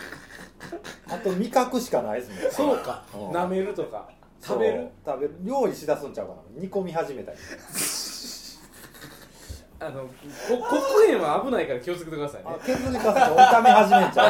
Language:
Japanese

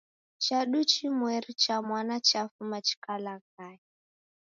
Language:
Taita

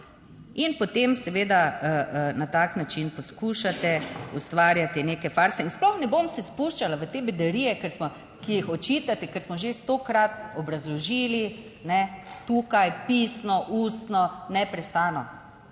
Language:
Slovenian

